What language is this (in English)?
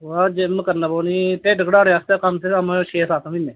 Dogri